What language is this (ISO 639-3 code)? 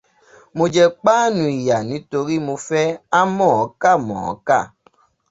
yor